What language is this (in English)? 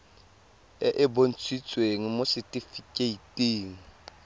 Tswana